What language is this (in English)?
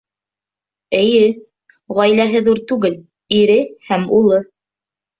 Bashkir